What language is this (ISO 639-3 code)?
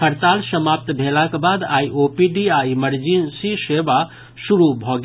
mai